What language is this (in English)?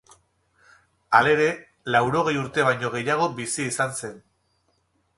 Basque